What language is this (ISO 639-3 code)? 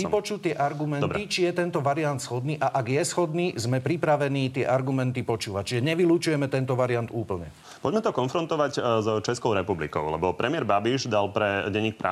slk